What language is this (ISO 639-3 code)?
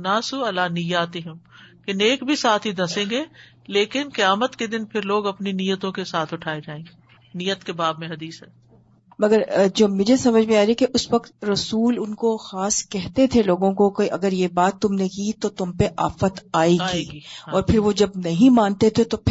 urd